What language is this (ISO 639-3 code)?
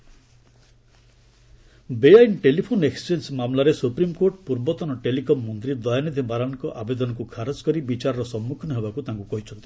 ori